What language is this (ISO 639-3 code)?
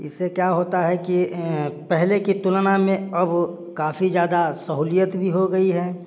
hin